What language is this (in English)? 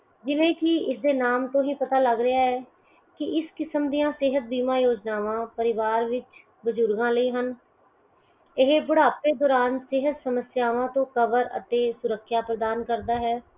Punjabi